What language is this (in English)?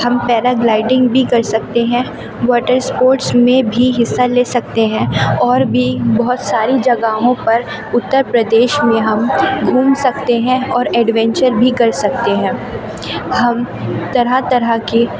Urdu